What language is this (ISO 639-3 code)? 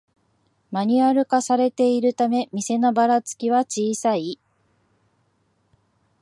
jpn